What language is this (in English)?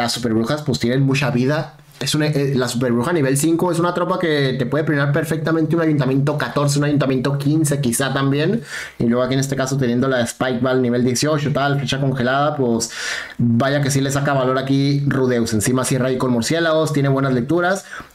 Spanish